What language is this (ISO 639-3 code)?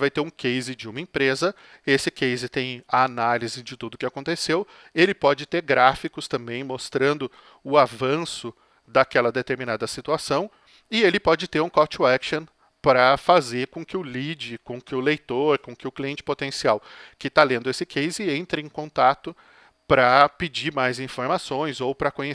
por